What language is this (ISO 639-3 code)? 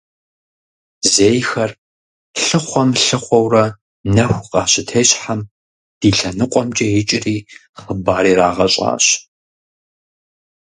kbd